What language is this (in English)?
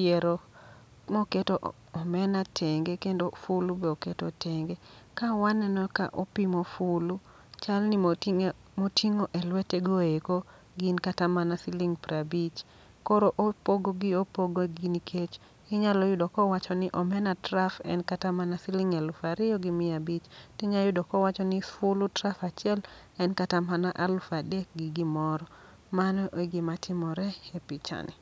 Luo (Kenya and Tanzania)